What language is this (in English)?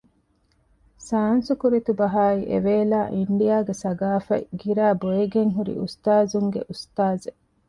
Divehi